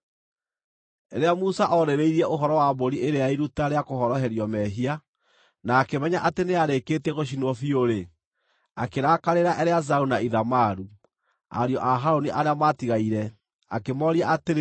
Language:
Kikuyu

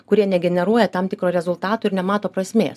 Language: Lithuanian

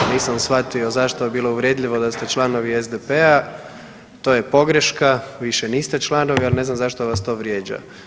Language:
Croatian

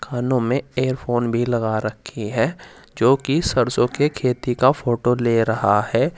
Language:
Hindi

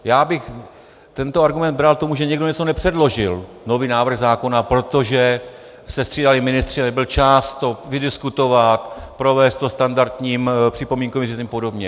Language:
Czech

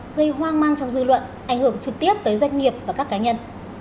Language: Vietnamese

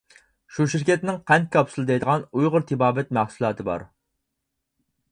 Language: Uyghur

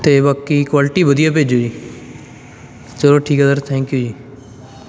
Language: Punjabi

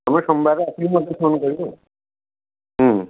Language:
Odia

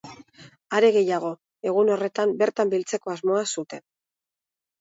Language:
Basque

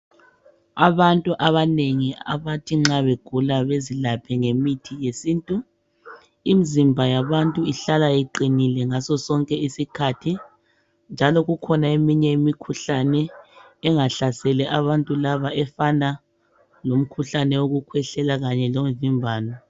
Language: North Ndebele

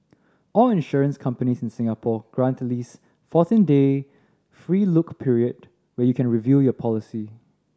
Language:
English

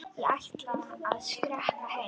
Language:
Icelandic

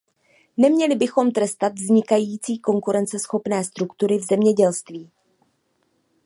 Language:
Czech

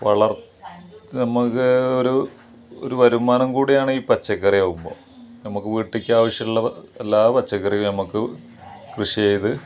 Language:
Malayalam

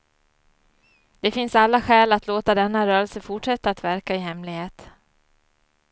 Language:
Swedish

